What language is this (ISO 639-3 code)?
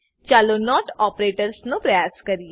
guj